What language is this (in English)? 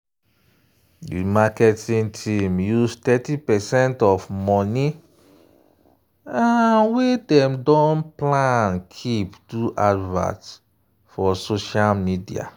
Nigerian Pidgin